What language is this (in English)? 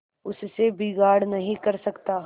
Hindi